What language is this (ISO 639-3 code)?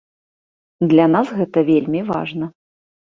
bel